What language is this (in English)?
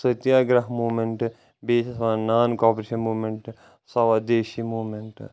Kashmiri